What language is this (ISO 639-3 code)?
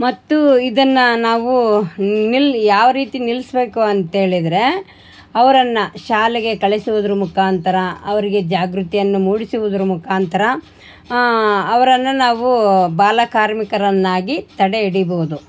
kan